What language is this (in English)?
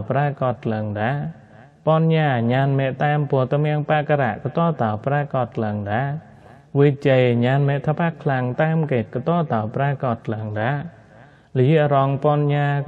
Thai